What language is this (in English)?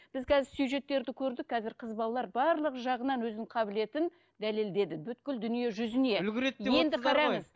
Kazakh